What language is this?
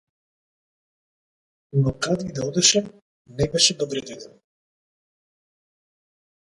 Macedonian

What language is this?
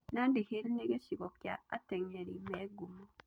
Kikuyu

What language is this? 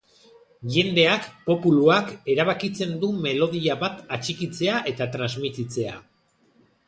Basque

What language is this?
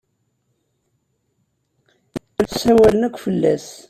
Kabyle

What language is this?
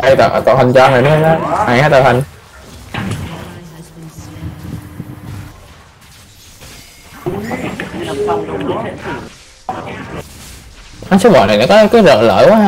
Vietnamese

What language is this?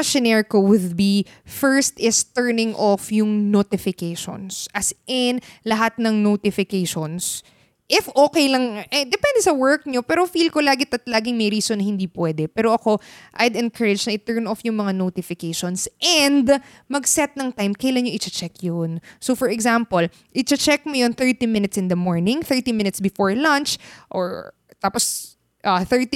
Filipino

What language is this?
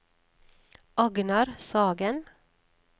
Norwegian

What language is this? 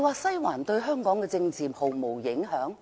Cantonese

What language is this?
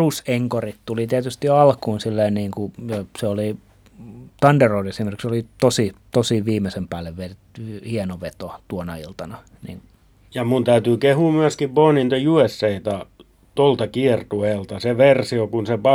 Finnish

